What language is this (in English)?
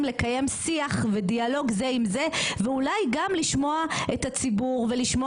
Hebrew